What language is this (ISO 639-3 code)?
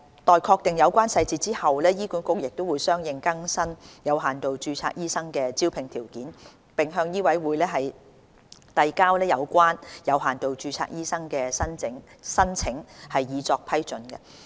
yue